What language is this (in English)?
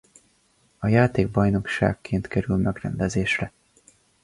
Hungarian